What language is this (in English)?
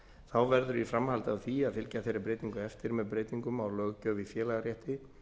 Icelandic